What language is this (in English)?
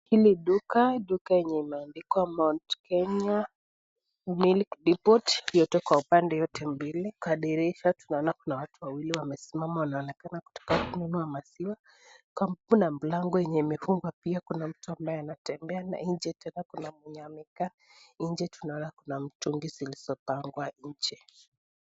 Swahili